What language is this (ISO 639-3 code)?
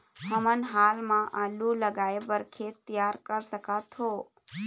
hne